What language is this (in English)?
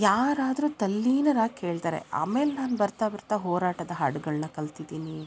Kannada